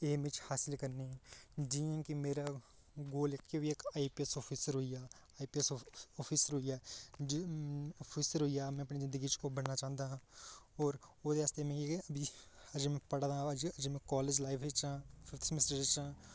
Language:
Dogri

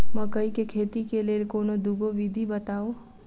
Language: Maithili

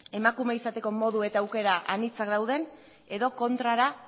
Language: Basque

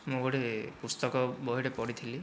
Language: Odia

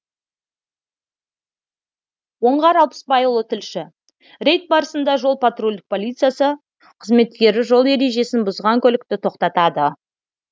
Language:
Kazakh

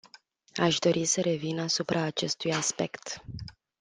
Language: Romanian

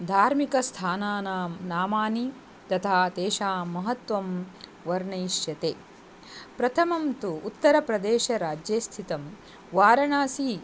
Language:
Sanskrit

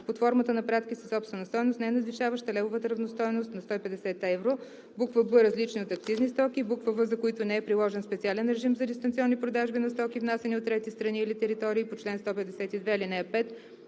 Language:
Bulgarian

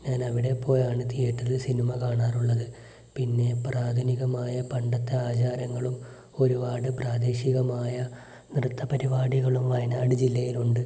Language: Malayalam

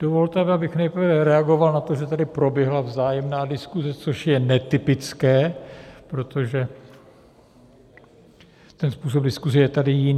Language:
Czech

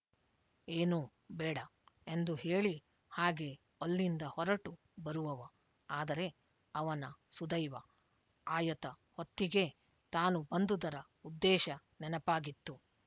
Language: Kannada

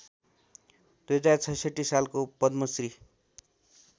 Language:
Nepali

